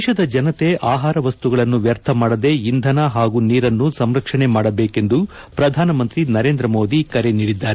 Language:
Kannada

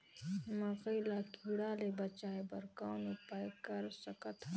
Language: Chhattisgarhi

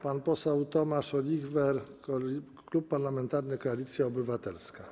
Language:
Polish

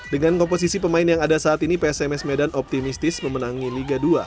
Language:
Indonesian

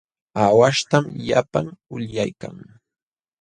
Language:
Jauja Wanca Quechua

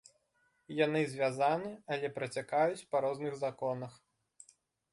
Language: Belarusian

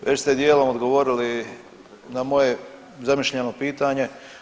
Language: Croatian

